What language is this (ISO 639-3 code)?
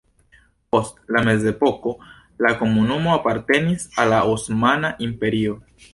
epo